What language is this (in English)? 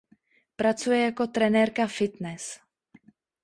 Czech